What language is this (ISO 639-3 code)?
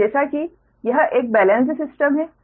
hin